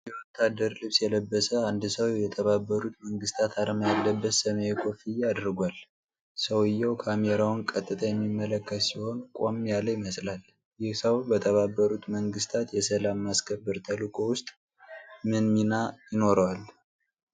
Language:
Amharic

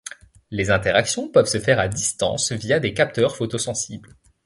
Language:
French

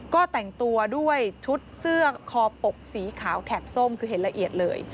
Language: Thai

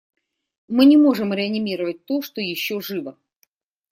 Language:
Russian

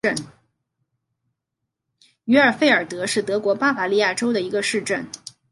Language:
Chinese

